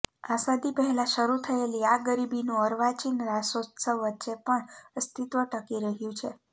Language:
Gujarati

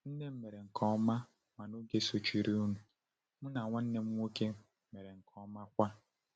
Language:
Igbo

